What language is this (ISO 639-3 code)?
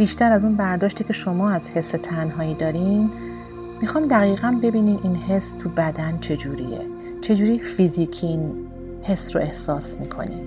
fas